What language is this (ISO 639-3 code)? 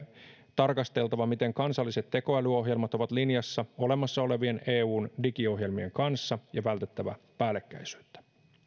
fin